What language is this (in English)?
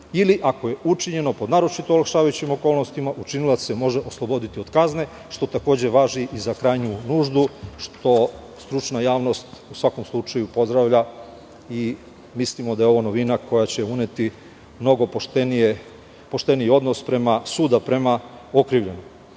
Serbian